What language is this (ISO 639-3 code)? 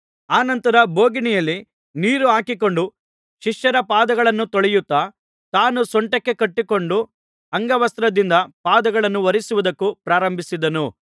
kan